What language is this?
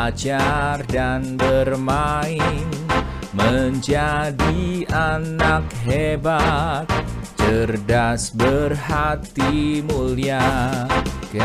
Indonesian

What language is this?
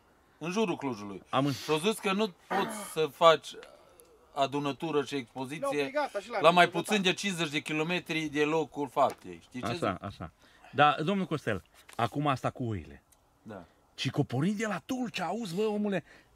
Romanian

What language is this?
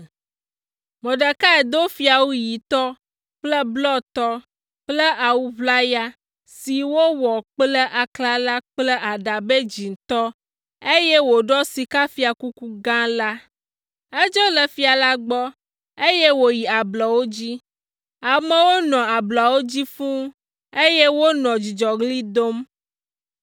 Ewe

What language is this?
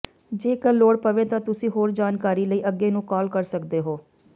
Punjabi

